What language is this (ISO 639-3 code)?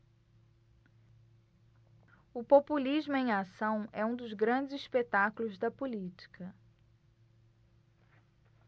por